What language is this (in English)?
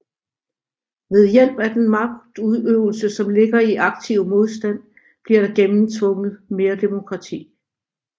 Danish